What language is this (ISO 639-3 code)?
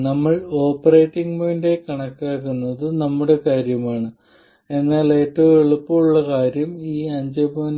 mal